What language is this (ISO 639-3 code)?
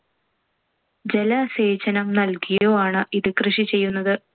mal